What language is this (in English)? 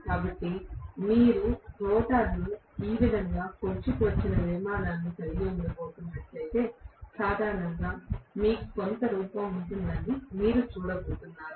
Telugu